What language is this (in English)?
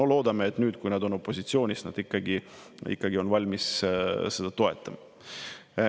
Estonian